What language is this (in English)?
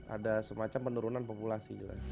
Indonesian